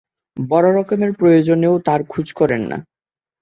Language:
Bangla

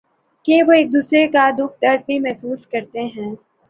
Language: Urdu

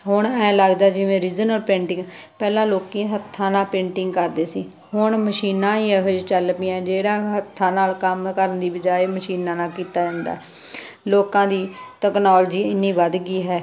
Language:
Punjabi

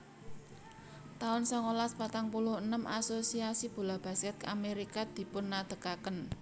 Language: Javanese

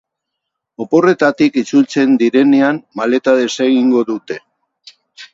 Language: Basque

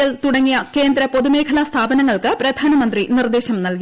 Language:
Malayalam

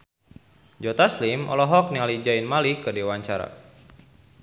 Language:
Sundanese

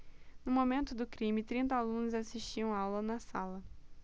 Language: Portuguese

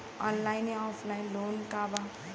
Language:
Bhojpuri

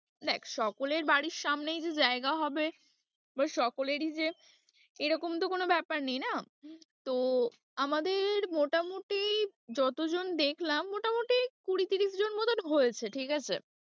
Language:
Bangla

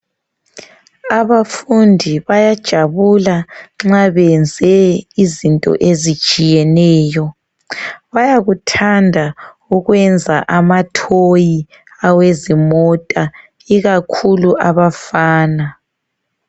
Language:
North Ndebele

